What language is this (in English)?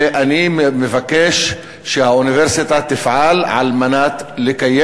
Hebrew